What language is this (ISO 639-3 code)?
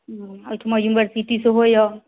mai